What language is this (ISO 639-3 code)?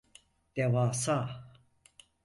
tur